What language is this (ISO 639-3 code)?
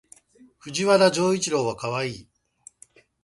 jpn